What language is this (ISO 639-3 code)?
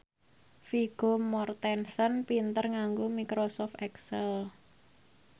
jav